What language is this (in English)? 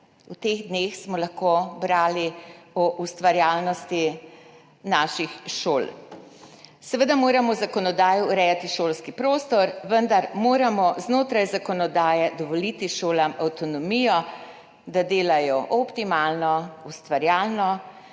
Slovenian